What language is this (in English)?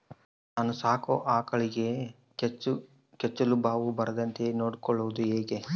Kannada